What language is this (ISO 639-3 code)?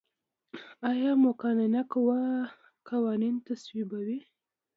pus